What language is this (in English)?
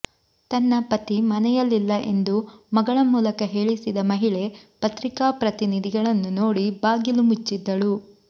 Kannada